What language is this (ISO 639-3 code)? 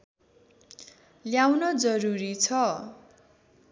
nep